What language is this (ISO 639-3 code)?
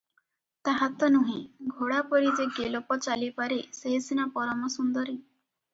ori